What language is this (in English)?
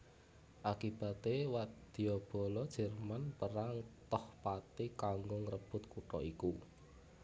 Javanese